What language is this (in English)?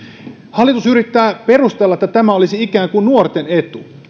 Finnish